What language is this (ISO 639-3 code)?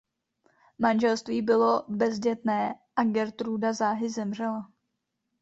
ces